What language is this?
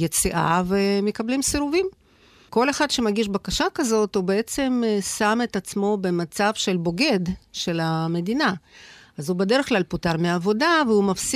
Hebrew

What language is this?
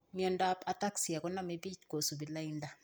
Kalenjin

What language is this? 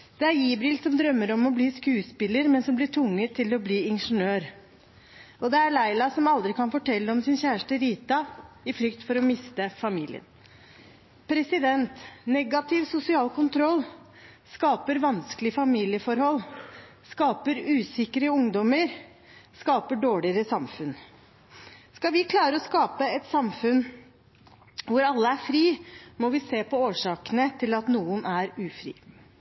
Norwegian Bokmål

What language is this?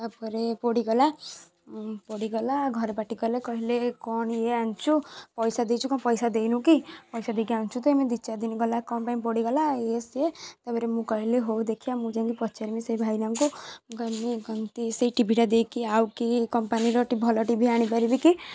Odia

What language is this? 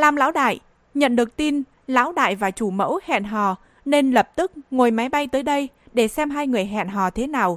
Vietnamese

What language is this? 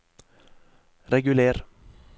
Norwegian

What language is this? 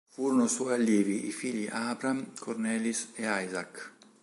Italian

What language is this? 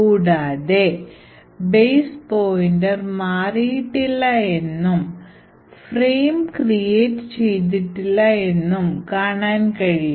Malayalam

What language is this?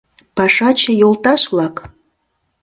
Mari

